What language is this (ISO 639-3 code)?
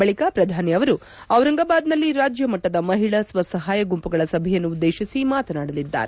kan